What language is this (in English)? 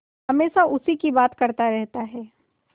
Hindi